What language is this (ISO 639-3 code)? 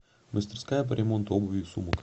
rus